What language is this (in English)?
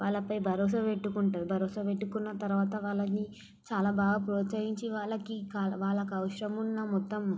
Telugu